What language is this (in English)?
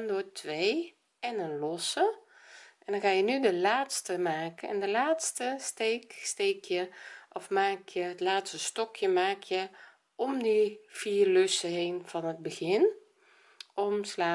Dutch